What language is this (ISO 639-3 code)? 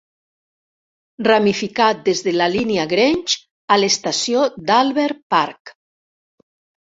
cat